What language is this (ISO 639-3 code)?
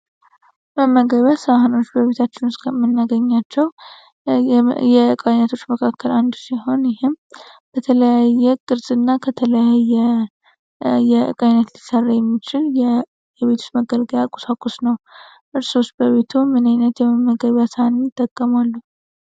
amh